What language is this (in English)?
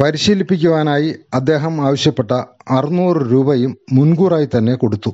Malayalam